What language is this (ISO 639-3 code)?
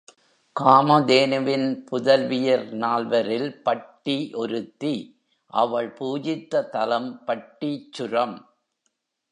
tam